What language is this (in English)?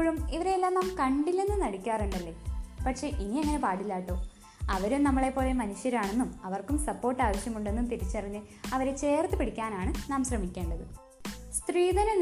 Malayalam